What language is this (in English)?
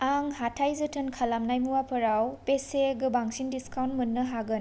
Bodo